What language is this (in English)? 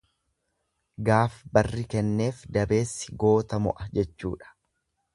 Oromo